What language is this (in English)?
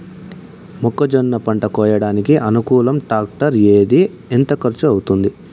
Telugu